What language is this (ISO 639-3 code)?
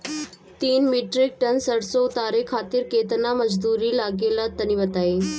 bho